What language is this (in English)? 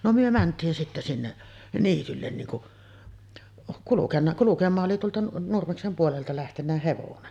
Finnish